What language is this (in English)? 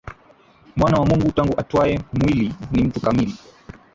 Swahili